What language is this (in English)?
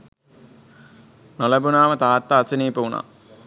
Sinhala